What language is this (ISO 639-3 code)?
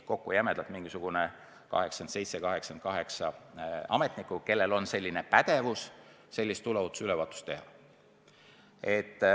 est